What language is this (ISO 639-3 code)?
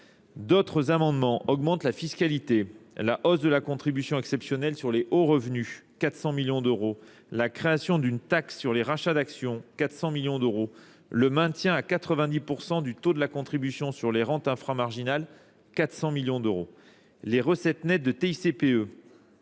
fra